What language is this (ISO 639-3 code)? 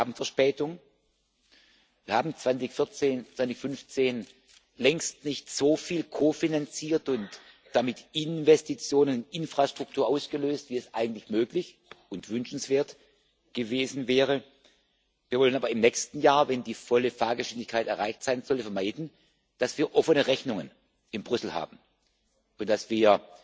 deu